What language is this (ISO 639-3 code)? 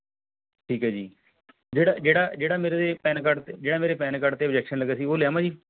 pan